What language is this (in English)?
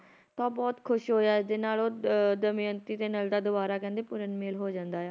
Punjabi